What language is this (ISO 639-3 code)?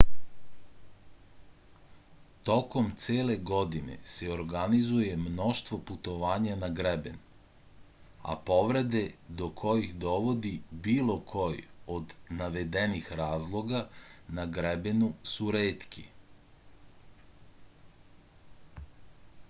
srp